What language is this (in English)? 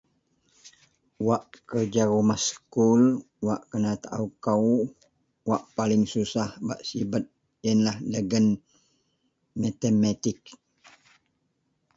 Central Melanau